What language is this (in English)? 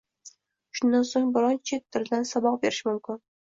Uzbek